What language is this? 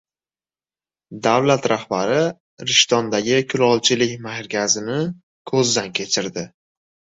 Uzbek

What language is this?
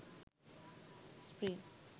Sinhala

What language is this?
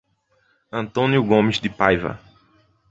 Portuguese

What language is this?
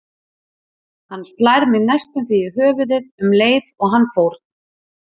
Icelandic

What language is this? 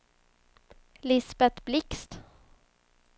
Swedish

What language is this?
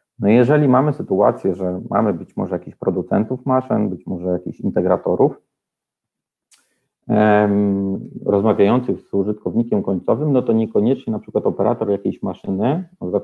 Polish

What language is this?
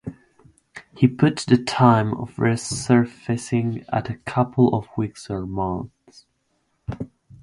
English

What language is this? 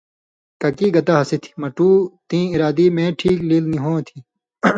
Indus Kohistani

